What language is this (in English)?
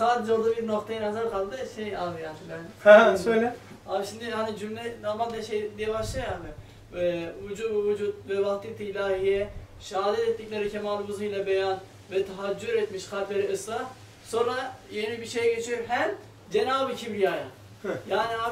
Turkish